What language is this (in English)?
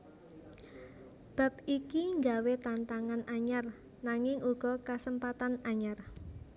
Javanese